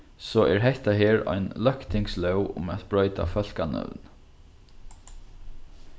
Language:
Faroese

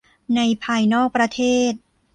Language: Thai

